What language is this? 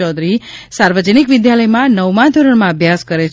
Gujarati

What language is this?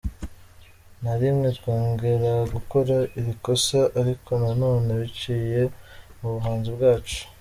Kinyarwanda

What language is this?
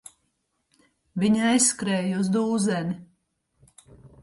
Latvian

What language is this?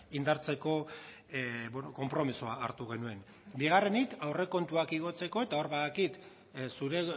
Basque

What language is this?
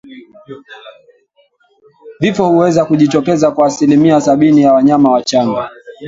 Swahili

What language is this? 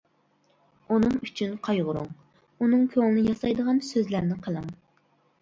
Uyghur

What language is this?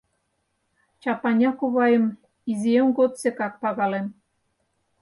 Mari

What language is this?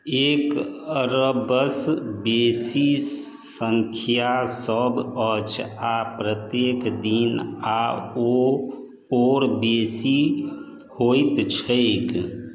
Maithili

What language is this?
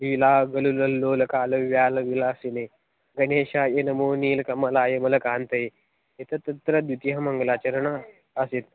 Sanskrit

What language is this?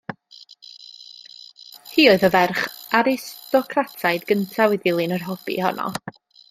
Welsh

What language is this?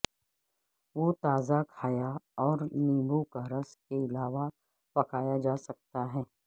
Urdu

